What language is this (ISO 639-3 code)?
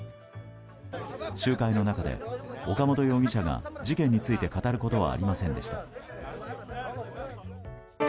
jpn